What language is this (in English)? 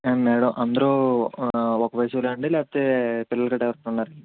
Telugu